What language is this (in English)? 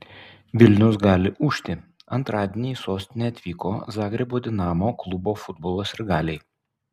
Lithuanian